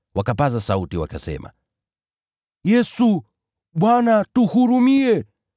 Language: Swahili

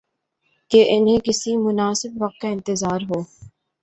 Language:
Urdu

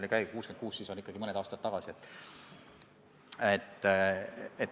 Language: Estonian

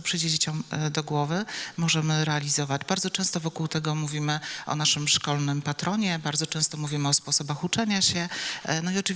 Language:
Polish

